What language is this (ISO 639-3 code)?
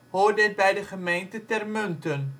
nld